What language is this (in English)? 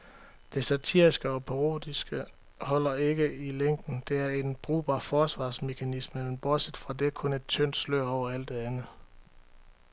Danish